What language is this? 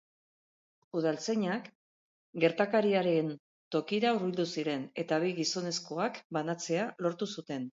Basque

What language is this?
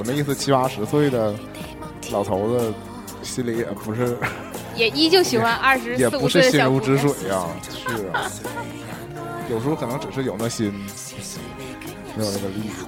Chinese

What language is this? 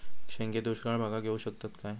Marathi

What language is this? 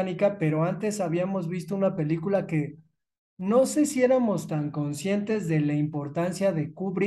Spanish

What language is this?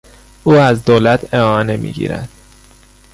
Persian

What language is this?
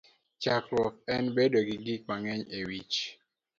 Luo (Kenya and Tanzania)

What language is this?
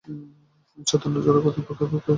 Bangla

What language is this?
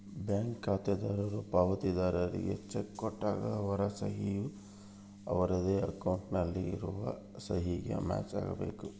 Kannada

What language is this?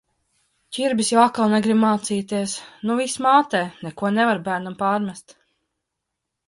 Latvian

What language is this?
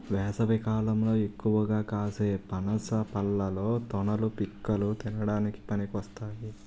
Telugu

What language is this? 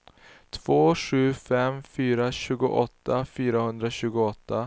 Swedish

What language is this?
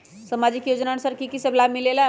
Magahi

